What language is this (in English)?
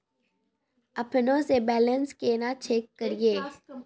Maithili